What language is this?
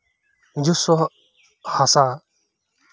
Santali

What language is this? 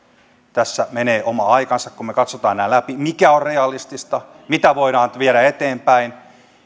Finnish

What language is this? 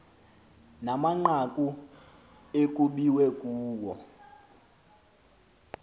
Xhosa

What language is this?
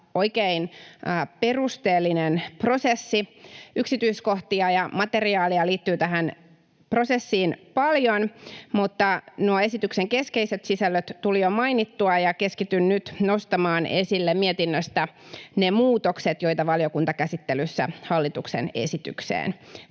Finnish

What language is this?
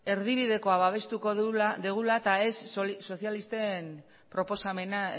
Basque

